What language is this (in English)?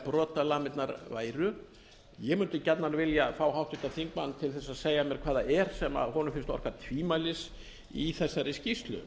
Icelandic